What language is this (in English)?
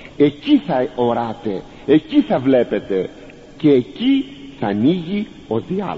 Greek